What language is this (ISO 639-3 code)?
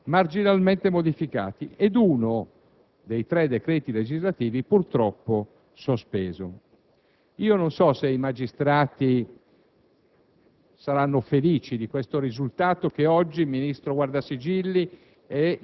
ita